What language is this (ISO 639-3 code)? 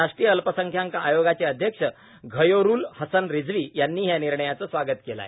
mar